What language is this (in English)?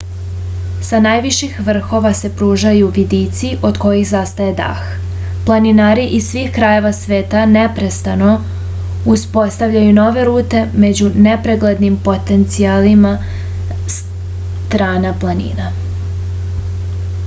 Serbian